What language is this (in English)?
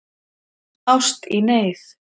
Icelandic